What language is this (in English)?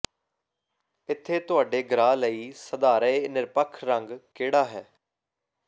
Punjabi